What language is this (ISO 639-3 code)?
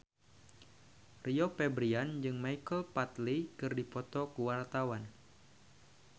sun